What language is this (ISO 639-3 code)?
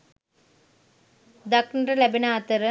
sin